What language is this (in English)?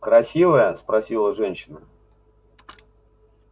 Russian